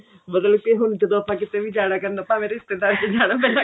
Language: Punjabi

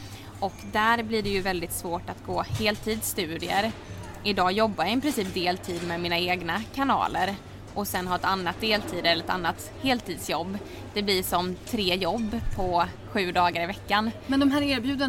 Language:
Swedish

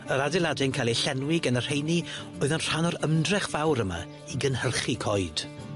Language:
Welsh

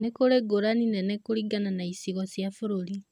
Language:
Kikuyu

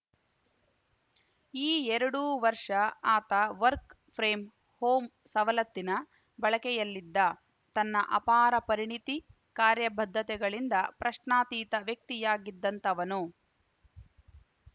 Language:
Kannada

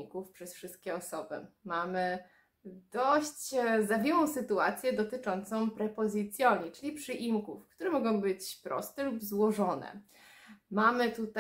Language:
Polish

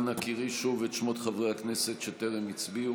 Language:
Hebrew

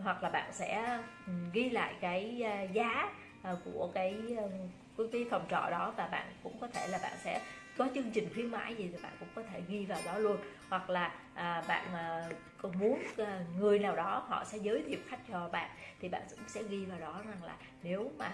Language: Vietnamese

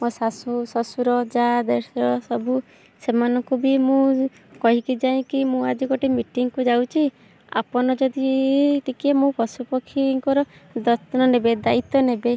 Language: Odia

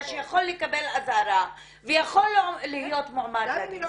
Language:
Hebrew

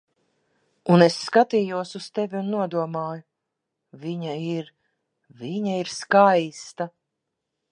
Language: Latvian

